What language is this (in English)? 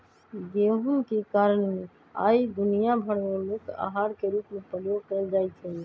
Magahi